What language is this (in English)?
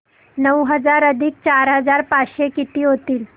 Marathi